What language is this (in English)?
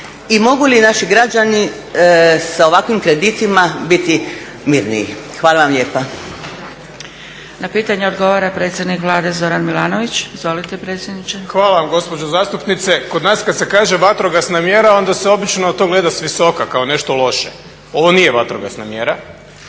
Croatian